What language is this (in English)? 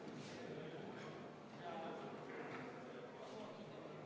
Estonian